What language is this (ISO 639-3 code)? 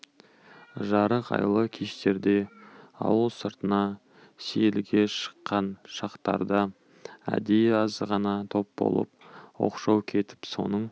kaz